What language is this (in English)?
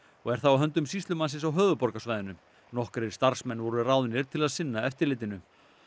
Icelandic